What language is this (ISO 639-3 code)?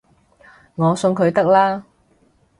yue